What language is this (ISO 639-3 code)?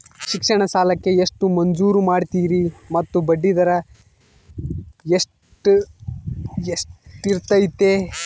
kan